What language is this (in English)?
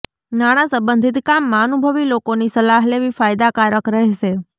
Gujarati